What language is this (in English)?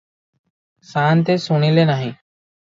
Odia